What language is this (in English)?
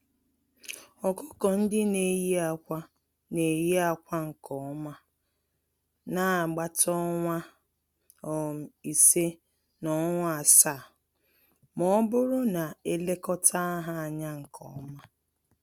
Igbo